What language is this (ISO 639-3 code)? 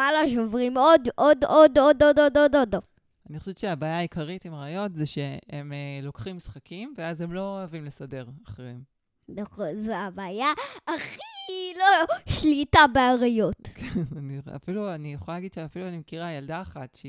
heb